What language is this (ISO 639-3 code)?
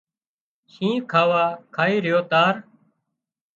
kxp